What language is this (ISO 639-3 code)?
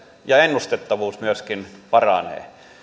fin